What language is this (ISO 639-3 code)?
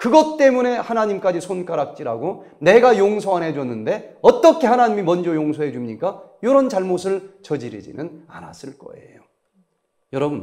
kor